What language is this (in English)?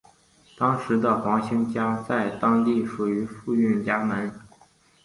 Chinese